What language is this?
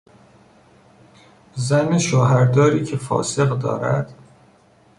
Persian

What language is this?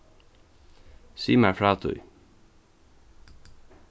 Faroese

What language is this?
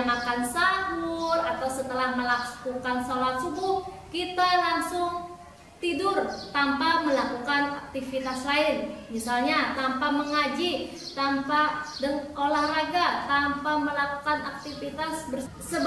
Indonesian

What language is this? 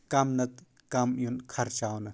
Kashmiri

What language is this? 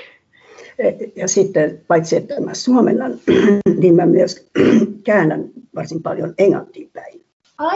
Finnish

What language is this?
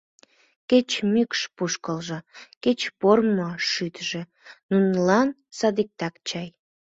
Mari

